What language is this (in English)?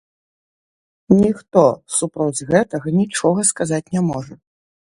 Belarusian